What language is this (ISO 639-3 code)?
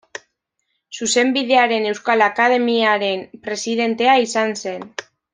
eus